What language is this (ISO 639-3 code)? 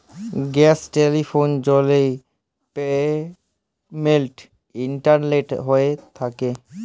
ben